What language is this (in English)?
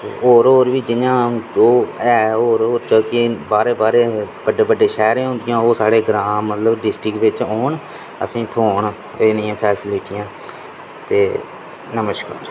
Dogri